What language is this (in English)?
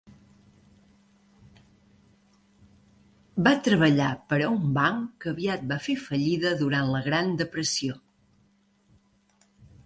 Catalan